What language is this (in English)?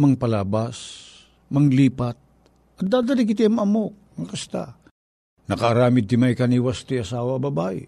Filipino